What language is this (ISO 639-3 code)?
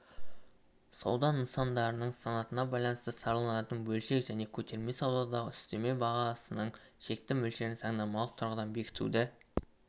kaz